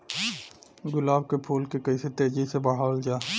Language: Bhojpuri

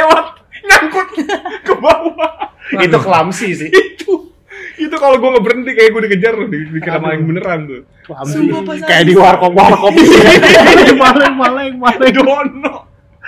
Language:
Indonesian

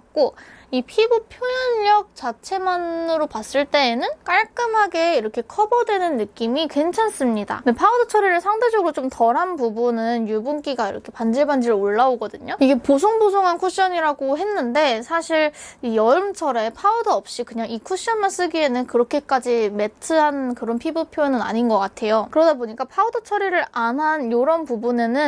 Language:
Korean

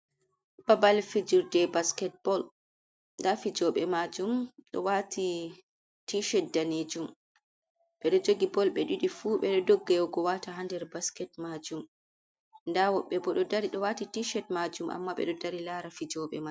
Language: Fula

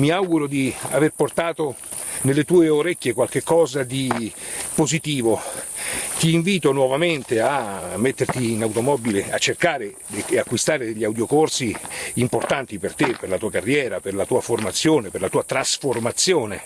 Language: Italian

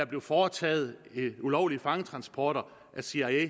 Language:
Danish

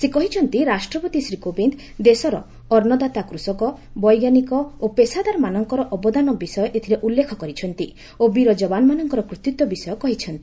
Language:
Odia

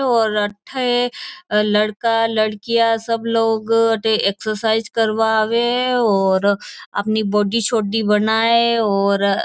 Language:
Marwari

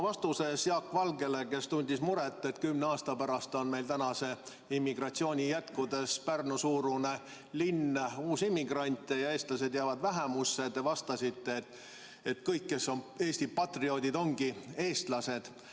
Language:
Estonian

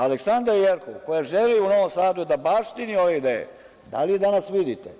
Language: Serbian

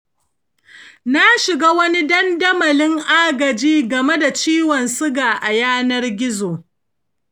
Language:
Hausa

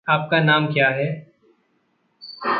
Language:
Hindi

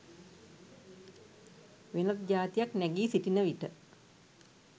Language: Sinhala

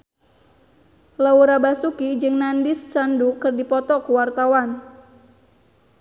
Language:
Sundanese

